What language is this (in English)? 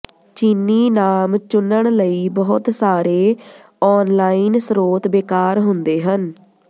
Punjabi